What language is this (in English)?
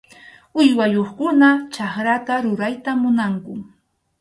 Arequipa-La Unión Quechua